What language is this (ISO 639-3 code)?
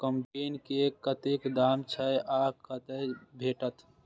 mai